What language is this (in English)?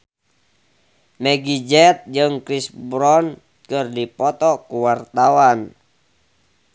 Sundanese